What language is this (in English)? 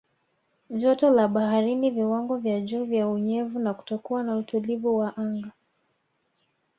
Swahili